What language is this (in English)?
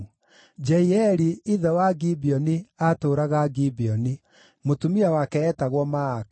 Kikuyu